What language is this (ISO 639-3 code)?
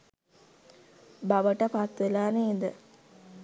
sin